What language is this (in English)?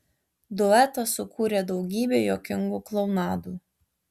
Lithuanian